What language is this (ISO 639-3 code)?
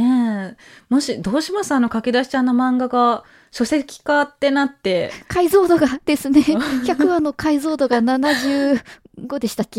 jpn